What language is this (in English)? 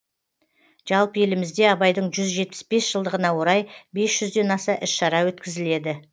Kazakh